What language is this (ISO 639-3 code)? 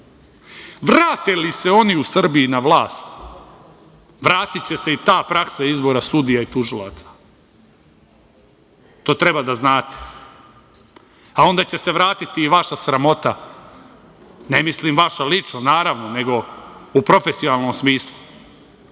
srp